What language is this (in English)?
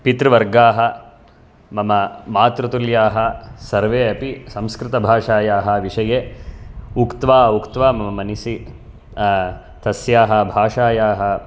Sanskrit